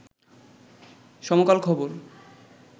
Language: Bangla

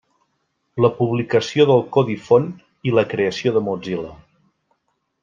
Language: Catalan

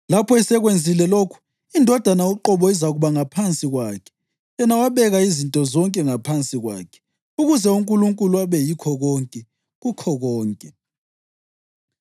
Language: North Ndebele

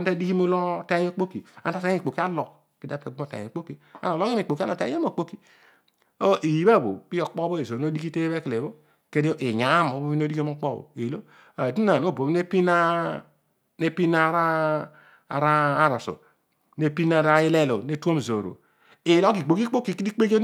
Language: Odual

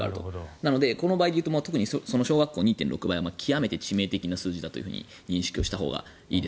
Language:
Japanese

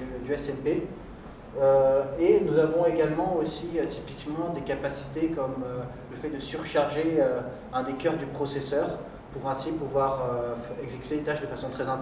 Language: French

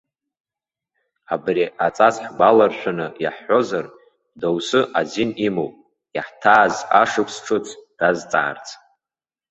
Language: Abkhazian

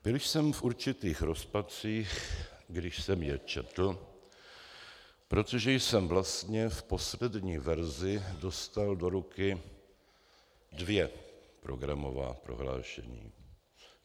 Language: Czech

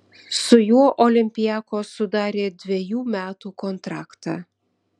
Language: Lithuanian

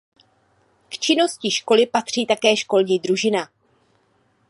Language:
Czech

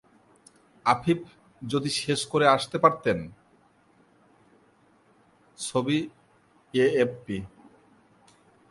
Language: Bangla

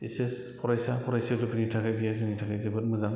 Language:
Bodo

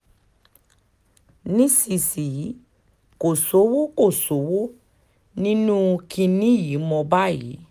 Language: Yoruba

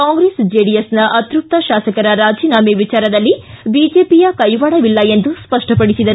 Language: Kannada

